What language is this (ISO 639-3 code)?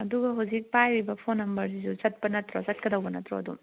mni